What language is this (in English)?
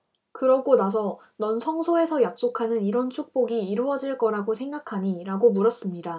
Korean